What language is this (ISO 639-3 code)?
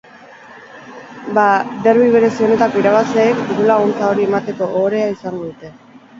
eus